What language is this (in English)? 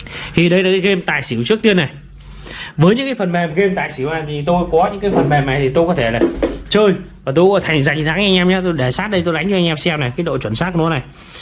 Vietnamese